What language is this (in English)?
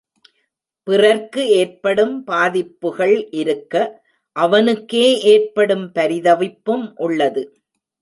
Tamil